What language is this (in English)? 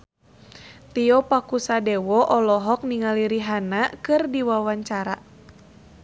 Sundanese